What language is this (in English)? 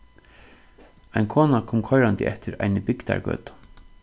Faroese